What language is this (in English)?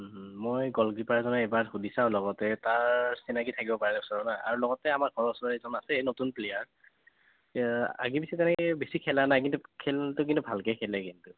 Assamese